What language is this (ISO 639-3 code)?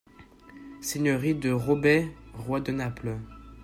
fra